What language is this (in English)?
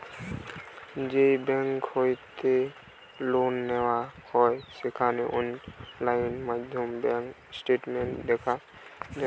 Bangla